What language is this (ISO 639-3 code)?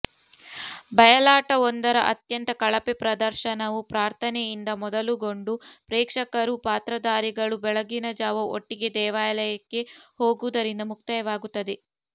kan